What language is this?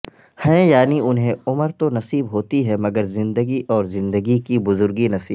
Urdu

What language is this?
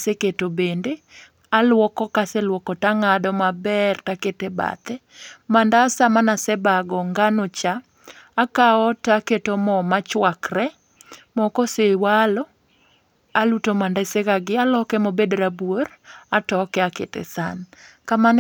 Luo (Kenya and Tanzania)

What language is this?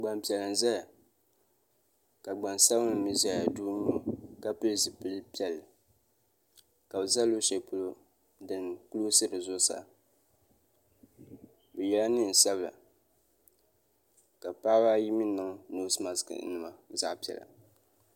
Dagbani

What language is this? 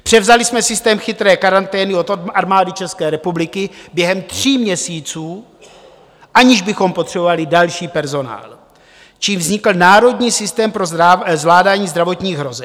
Czech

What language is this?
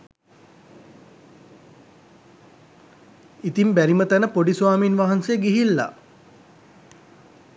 Sinhala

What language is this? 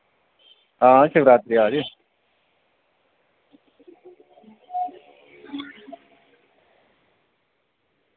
Dogri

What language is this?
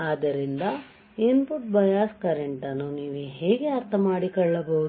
Kannada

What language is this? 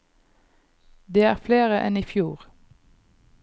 Norwegian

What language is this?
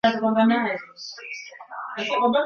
Swahili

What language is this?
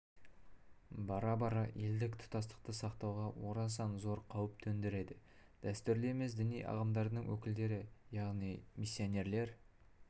Kazakh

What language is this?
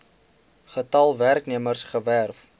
Afrikaans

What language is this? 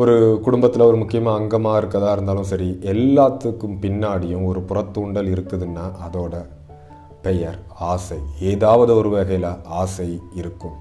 Tamil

